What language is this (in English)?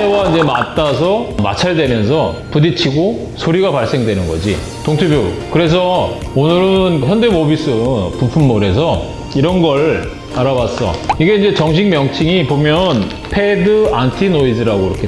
Korean